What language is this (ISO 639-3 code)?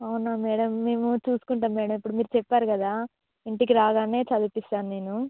tel